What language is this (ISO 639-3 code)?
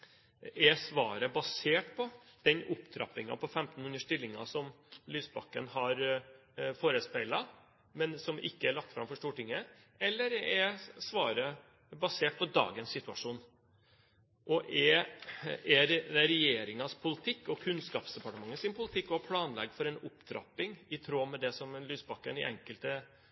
nob